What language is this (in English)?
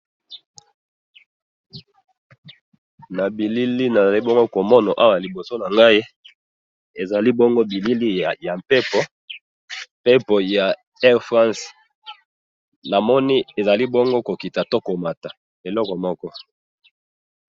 Lingala